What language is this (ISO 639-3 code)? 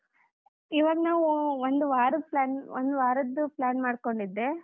kan